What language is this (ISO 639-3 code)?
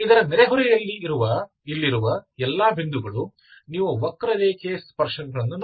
kan